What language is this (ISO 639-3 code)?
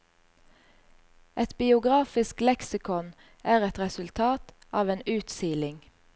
nor